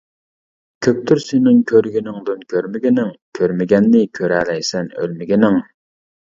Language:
Uyghur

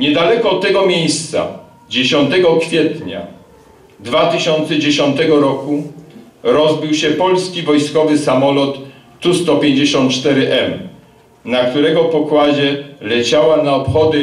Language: Polish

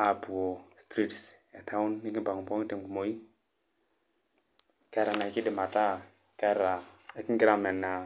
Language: Masai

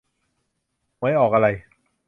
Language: Thai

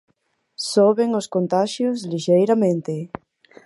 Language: Galician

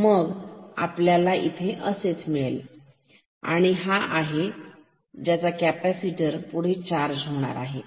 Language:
Marathi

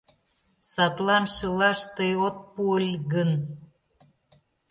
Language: Mari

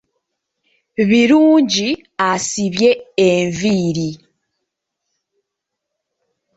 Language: Ganda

